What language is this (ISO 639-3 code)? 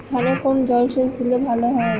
ben